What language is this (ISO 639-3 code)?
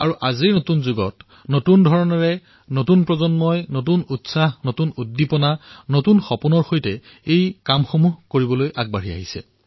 asm